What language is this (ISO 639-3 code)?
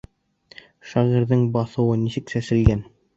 bak